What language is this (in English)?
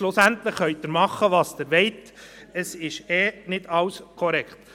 Swiss German